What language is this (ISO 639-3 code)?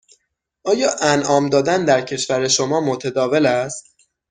fas